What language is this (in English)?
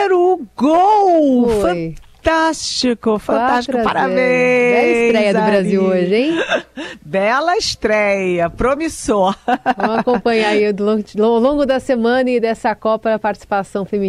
Portuguese